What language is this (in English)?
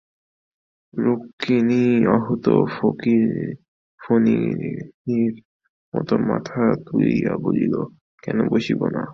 Bangla